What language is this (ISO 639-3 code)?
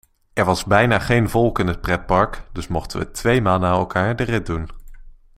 nld